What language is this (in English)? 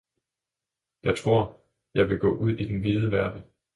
Danish